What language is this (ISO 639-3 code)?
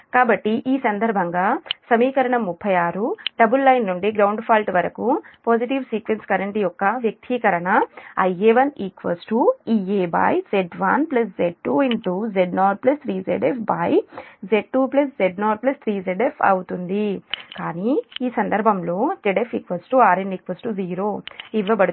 tel